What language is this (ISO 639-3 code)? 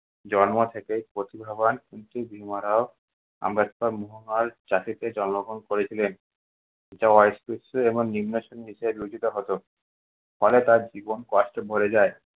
ben